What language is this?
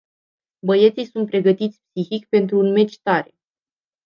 Romanian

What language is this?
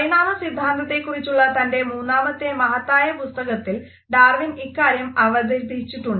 Malayalam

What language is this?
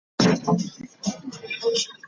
Ganda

